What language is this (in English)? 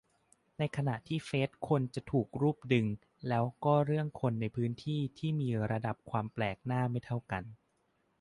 Thai